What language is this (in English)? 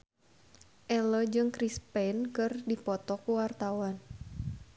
Sundanese